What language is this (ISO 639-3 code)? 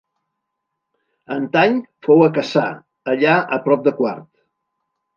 cat